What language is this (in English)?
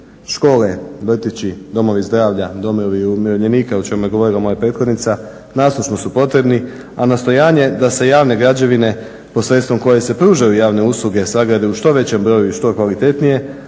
Croatian